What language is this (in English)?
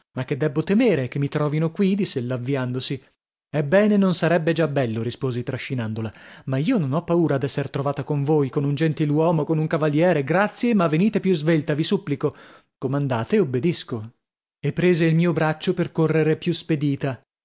Italian